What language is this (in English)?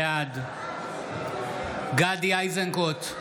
Hebrew